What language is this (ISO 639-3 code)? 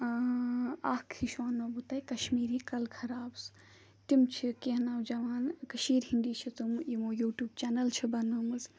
kas